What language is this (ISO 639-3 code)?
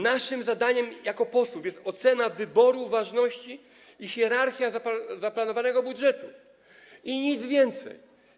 pol